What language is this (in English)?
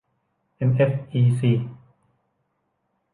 Thai